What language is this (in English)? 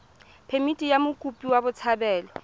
Tswana